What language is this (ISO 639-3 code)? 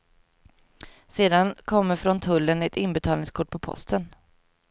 swe